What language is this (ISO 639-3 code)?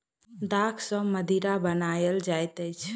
mai